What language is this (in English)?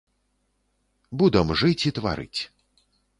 Belarusian